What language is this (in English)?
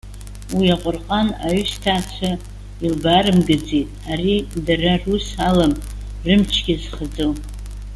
Abkhazian